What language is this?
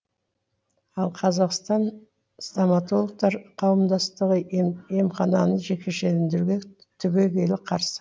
Kazakh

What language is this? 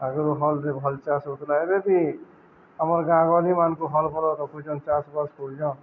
Odia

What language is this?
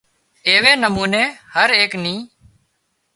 Wadiyara Koli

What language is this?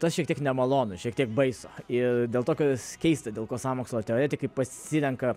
Lithuanian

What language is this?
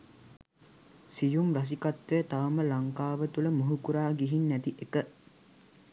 Sinhala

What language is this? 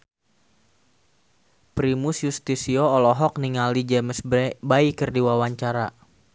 Sundanese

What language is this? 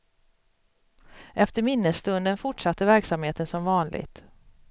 Swedish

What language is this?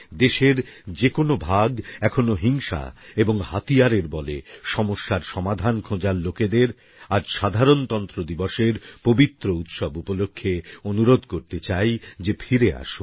Bangla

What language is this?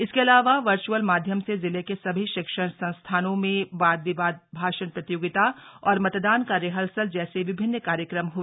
Hindi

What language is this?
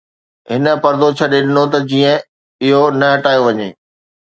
Sindhi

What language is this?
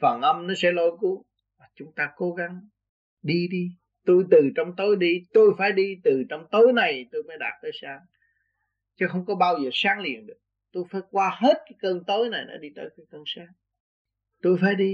Vietnamese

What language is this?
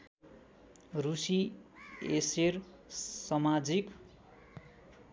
Nepali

